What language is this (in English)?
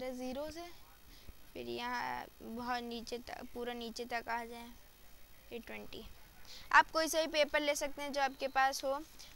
Hindi